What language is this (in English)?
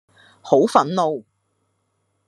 Cantonese